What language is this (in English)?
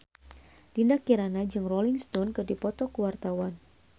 Sundanese